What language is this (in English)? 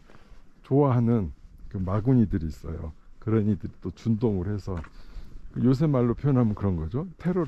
Korean